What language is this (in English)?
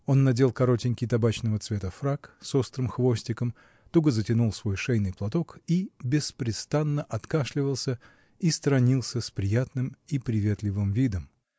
Russian